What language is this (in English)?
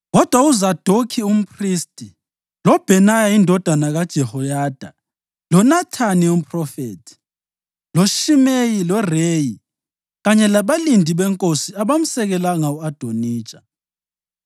North Ndebele